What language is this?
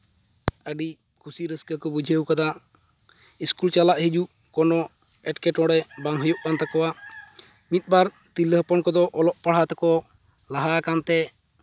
Santali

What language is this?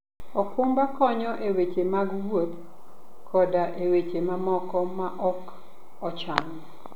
Luo (Kenya and Tanzania)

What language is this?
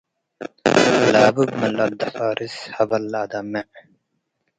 Tigre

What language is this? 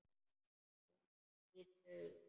Icelandic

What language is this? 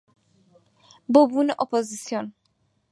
Central Kurdish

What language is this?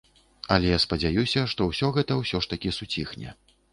Belarusian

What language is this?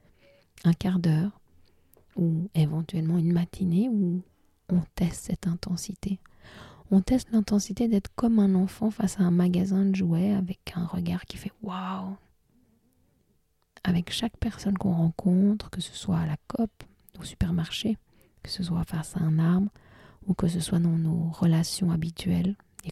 French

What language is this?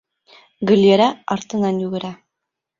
Bashkir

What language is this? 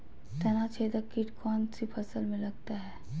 Magahi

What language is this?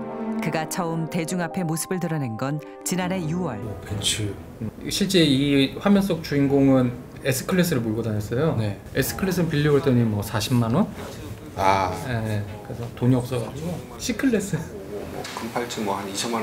Korean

